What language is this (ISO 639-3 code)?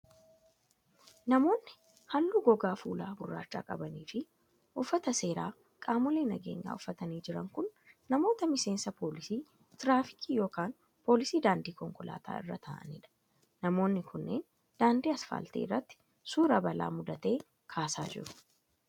orm